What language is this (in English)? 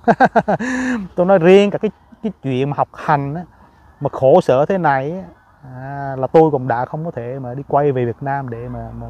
Vietnamese